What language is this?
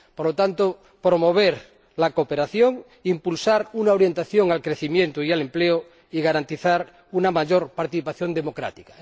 Spanish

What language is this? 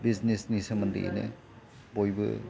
Bodo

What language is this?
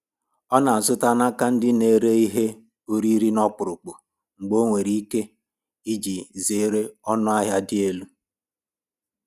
Igbo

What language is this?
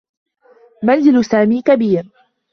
Arabic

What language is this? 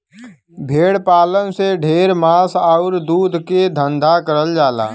Bhojpuri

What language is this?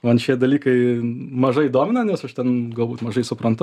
Lithuanian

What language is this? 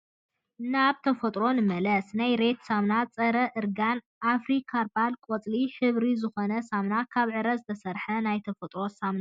Tigrinya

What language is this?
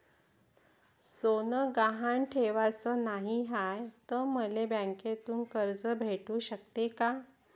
Marathi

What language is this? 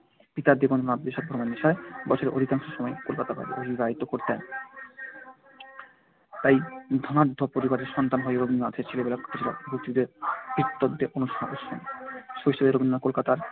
Bangla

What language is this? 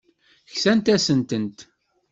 Kabyle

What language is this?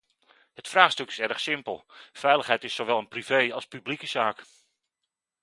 Dutch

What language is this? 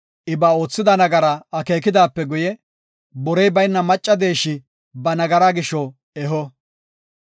Gofa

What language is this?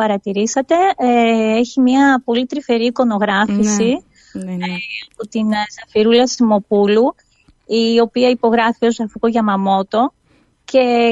Greek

